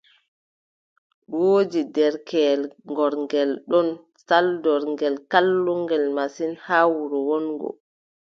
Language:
Adamawa Fulfulde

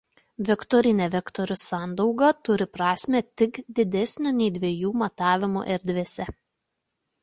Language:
Lithuanian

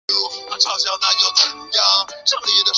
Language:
Chinese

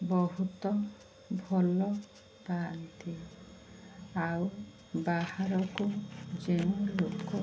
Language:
Odia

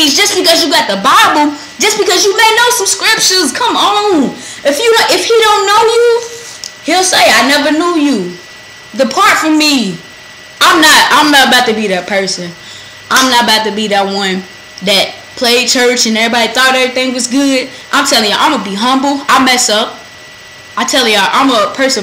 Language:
English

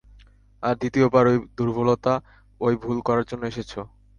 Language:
Bangla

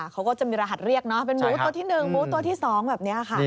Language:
Thai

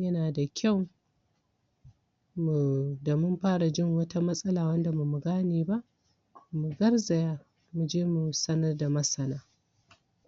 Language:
Hausa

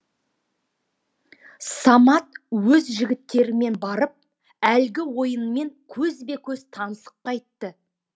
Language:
Kazakh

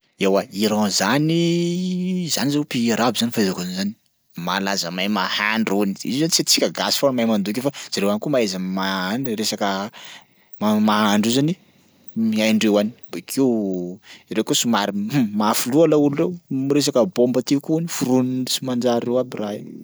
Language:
Sakalava Malagasy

